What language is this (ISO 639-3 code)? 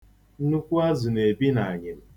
ibo